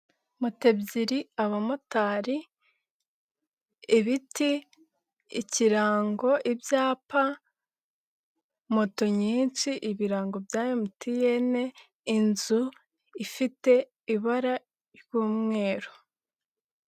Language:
Kinyarwanda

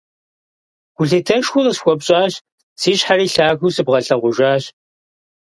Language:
Kabardian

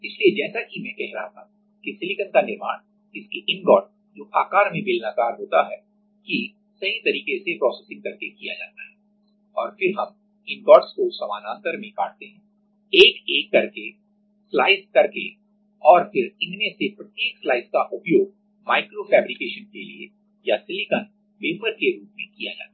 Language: Hindi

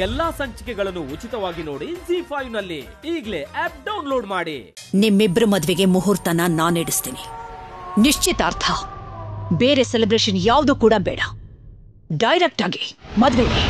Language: Kannada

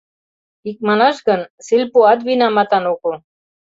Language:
Mari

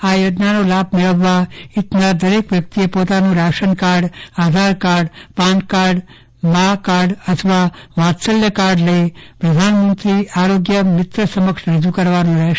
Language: Gujarati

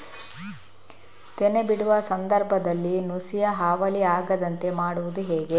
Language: Kannada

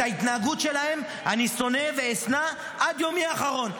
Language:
Hebrew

